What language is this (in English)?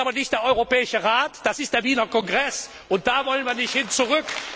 German